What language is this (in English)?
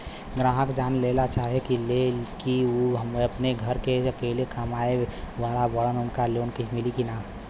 Bhojpuri